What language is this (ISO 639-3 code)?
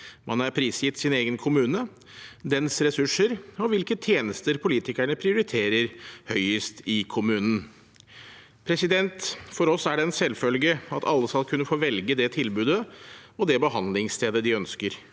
nor